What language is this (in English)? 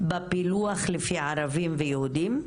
Hebrew